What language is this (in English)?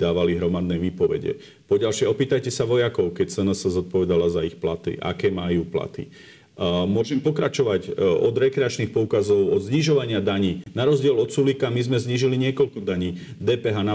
Slovak